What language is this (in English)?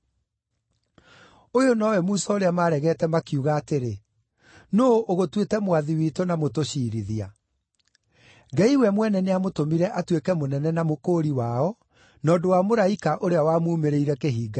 Kikuyu